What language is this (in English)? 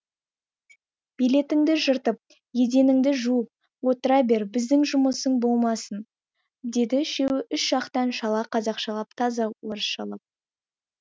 Kazakh